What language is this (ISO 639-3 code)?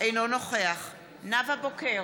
heb